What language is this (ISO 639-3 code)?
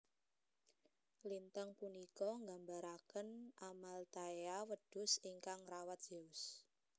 jav